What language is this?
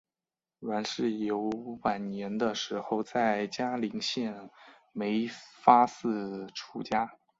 Chinese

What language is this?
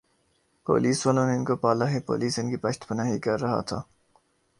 Urdu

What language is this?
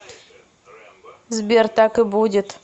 Russian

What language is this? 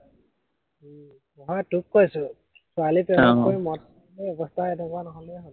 Assamese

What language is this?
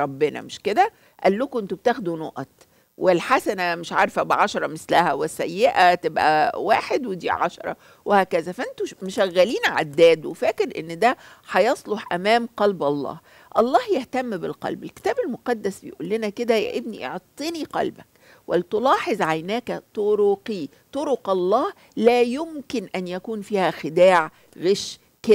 Arabic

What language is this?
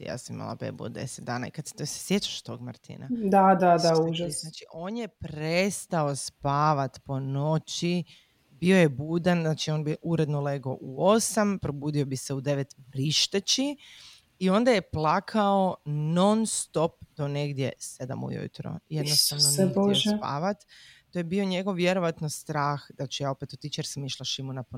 Croatian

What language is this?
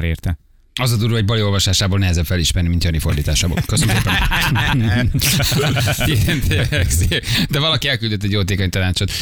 Hungarian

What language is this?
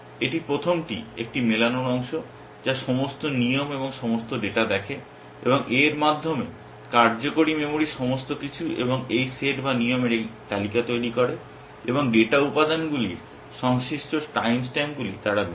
Bangla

